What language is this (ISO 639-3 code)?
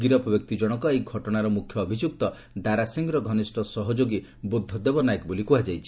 ori